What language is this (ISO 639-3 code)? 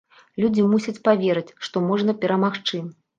bel